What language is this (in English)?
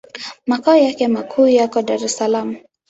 Swahili